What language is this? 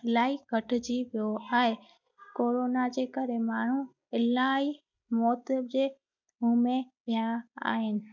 Sindhi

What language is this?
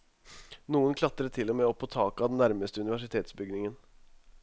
Norwegian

